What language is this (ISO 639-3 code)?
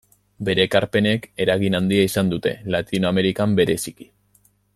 eus